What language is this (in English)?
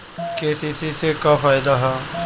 Bhojpuri